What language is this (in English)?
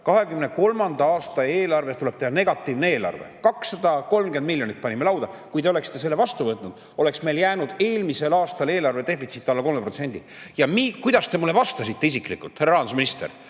Estonian